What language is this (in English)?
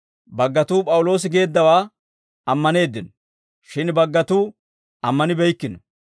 Dawro